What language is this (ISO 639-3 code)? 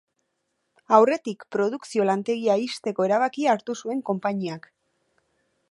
eus